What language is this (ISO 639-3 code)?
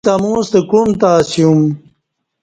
bsh